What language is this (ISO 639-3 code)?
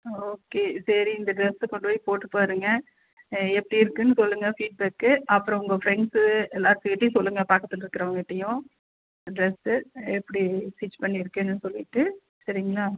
tam